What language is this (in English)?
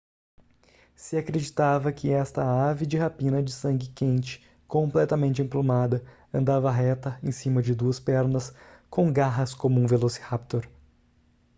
Portuguese